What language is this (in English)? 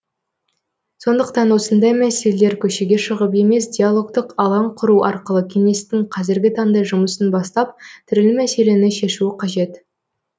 Kazakh